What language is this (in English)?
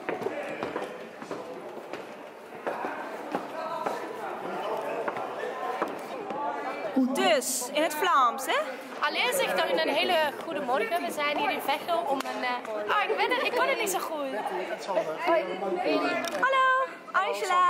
Dutch